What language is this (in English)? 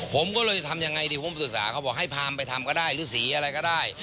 Thai